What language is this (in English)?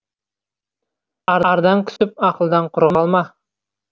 Kazakh